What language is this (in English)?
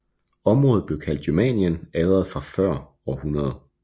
Danish